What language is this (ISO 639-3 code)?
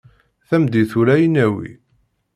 kab